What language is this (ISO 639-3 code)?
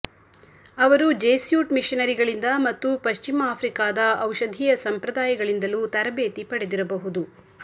kan